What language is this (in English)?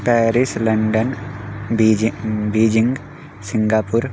Sanskrit